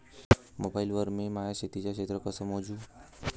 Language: Marathi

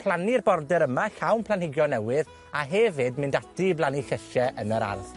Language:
Welsh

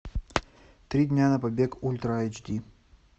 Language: Russian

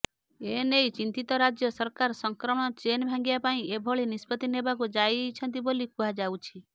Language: Odia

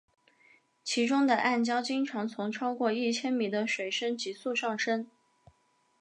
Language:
Chinese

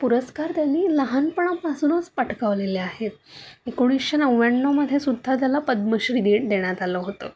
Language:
Marathi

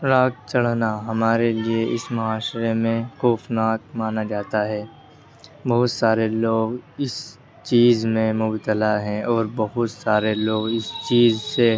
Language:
Urdu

